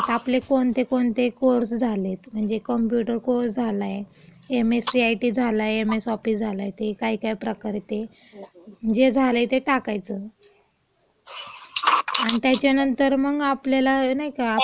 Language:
Marathi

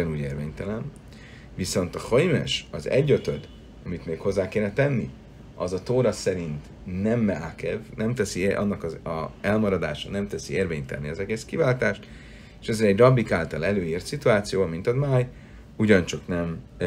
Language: Hungarian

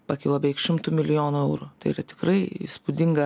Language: Lithuanian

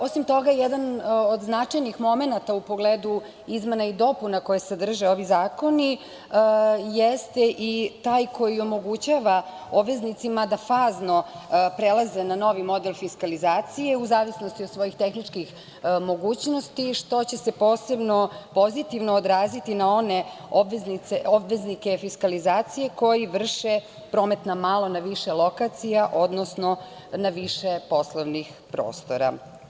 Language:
Serbian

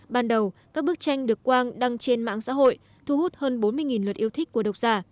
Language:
Vietnamese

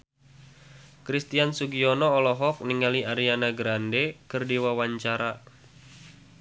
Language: Sundanese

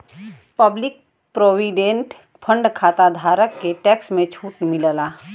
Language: Bhojpuri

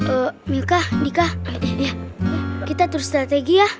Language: Indonesian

